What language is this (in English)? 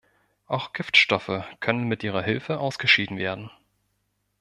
German